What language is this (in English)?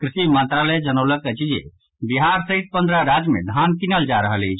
Maithili